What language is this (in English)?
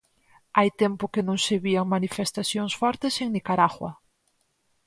Galician